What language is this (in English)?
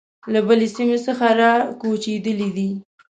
Pashto